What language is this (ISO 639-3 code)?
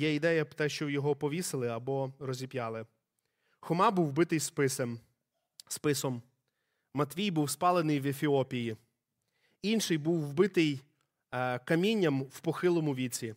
ukr